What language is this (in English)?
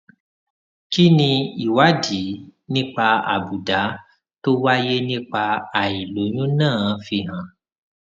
Yoruba